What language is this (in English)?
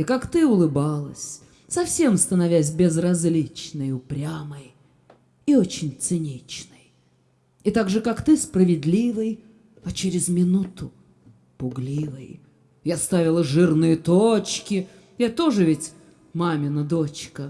Russian